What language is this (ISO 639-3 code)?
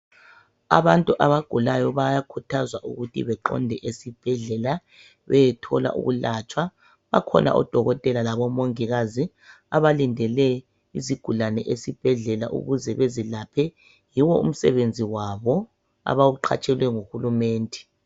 nde